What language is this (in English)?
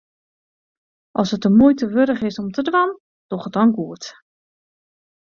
Western Frisian